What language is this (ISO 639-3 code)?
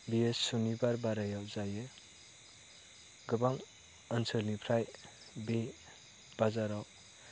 brx